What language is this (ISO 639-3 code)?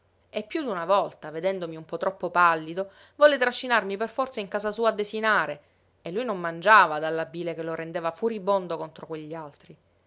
ita